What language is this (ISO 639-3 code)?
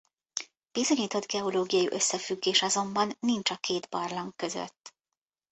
hun